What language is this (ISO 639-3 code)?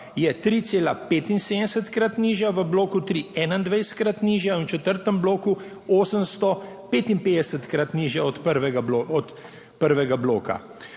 slv